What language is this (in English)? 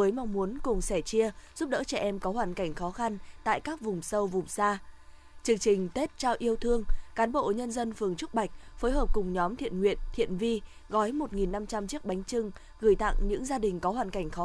Vietnamese